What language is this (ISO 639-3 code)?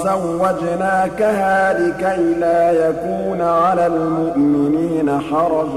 ara